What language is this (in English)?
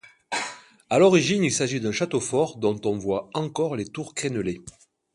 French